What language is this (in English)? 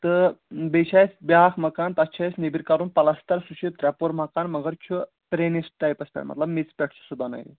Kashmiri